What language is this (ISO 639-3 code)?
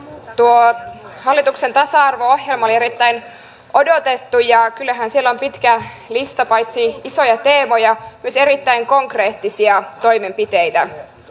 fin